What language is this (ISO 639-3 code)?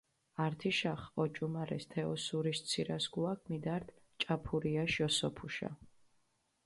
xmf